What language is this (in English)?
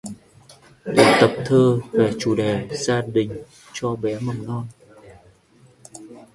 Vietnamese